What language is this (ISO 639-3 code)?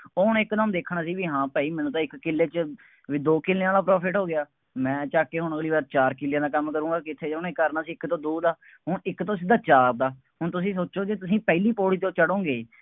pan